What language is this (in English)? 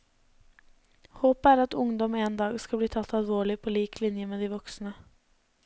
Norwegian